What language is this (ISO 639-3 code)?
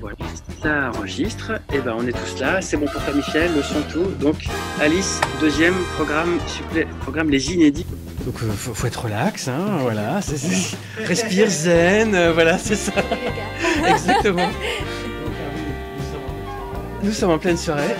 fra